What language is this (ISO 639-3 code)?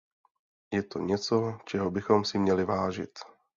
ces